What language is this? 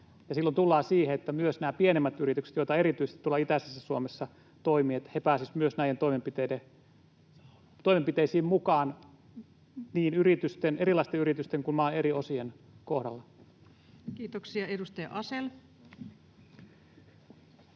Finnish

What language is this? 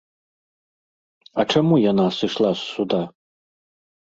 Belarusian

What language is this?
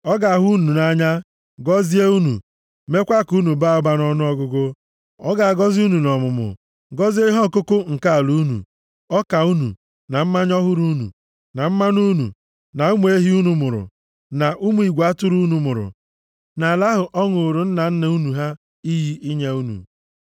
Igbo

